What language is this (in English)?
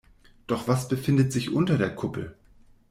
German